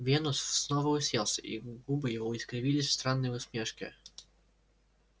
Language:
Russian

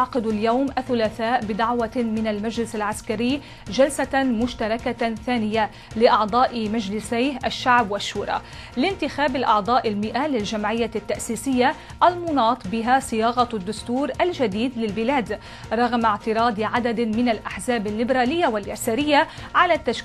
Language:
Arabic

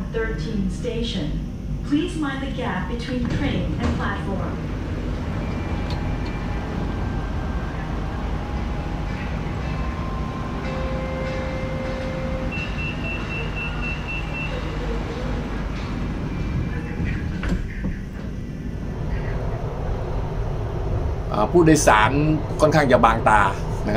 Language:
Thai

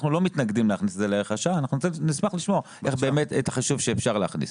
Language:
Hebrew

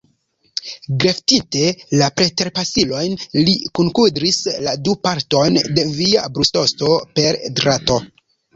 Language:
Esperanto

